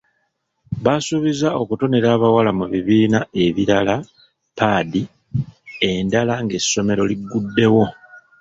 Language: Ganda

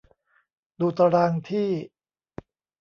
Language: Thai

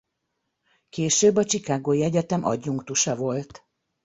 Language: Hungarian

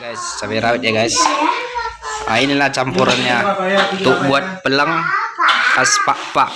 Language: Indonesian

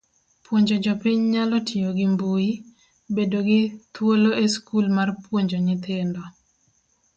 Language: Luo (Kenya and Tanzania)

